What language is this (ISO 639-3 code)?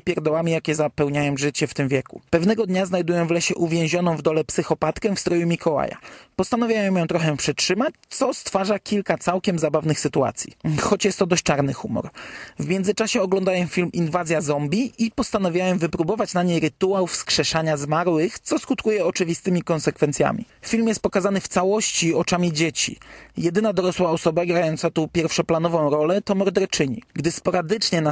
pol